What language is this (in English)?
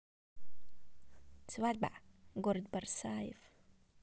Russian